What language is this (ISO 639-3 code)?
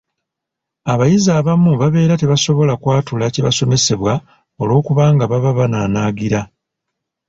lug